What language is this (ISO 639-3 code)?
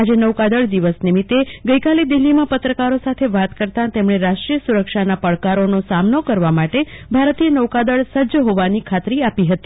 guj